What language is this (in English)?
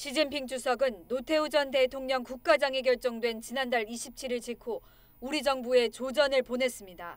Korean